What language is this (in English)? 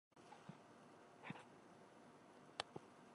Japanese